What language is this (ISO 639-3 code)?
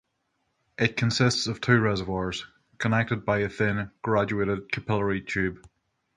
eng